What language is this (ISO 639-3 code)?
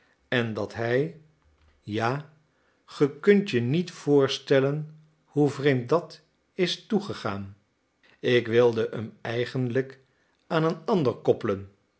nld